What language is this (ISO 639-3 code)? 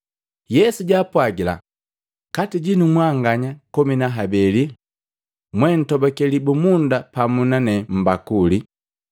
mgv